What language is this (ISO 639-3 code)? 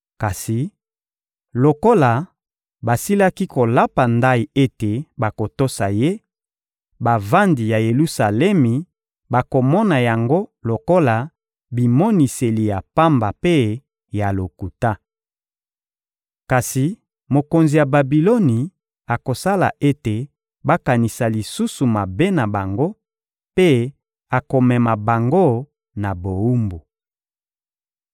lin